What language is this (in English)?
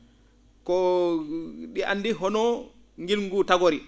Fula